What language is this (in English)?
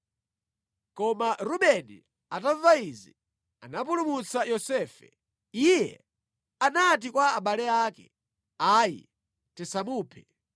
Nyanja